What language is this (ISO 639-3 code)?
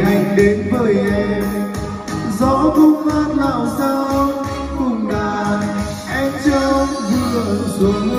vie